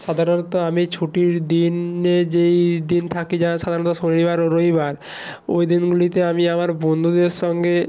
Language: Bangla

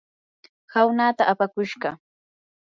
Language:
Yanahuanca Pasco Quechua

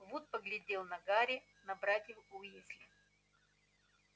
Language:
Russian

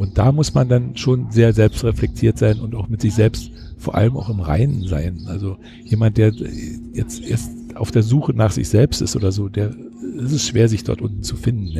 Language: German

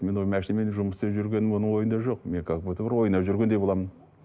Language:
Kazakh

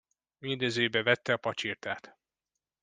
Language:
Hungarian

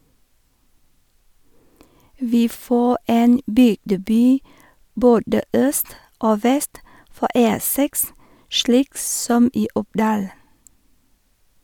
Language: Norwegian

